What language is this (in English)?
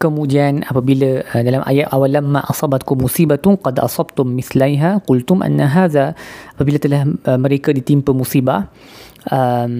Malay